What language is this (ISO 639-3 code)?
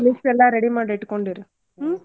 kan